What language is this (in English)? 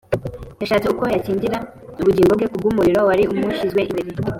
Kinyarwanda